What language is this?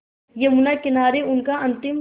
Hindi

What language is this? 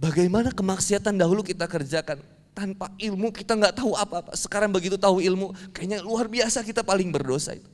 Indonesian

